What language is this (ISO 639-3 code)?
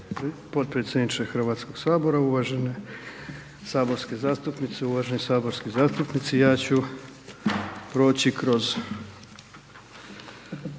hrv